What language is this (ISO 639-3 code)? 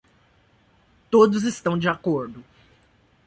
por